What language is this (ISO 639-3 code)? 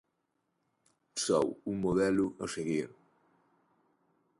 glg